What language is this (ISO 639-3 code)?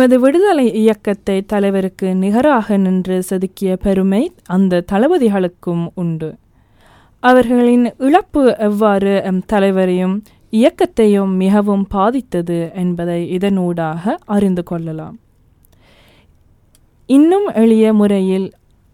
tam